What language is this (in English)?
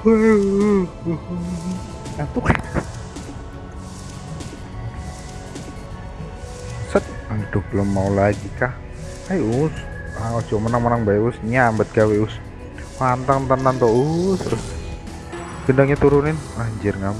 Indonesian